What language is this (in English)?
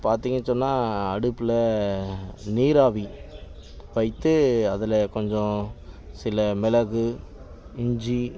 Tamil